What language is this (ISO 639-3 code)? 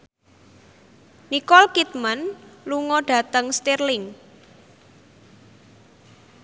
jav